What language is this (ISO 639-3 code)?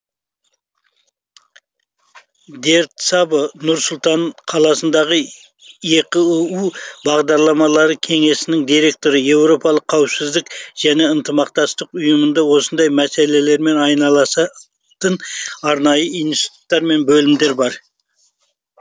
kaz